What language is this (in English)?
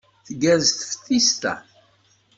Kabyle